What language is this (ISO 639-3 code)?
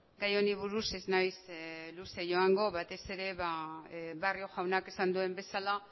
eus